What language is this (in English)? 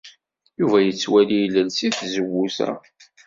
Kabyle